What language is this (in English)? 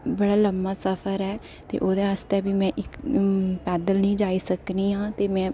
Dogri